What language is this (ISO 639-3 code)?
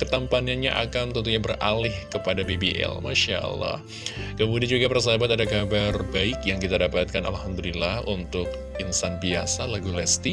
ind